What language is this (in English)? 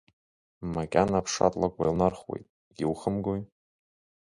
Abkhazian